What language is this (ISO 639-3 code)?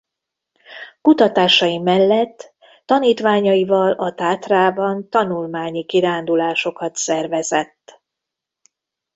hun